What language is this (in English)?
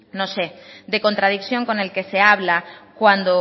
Spanish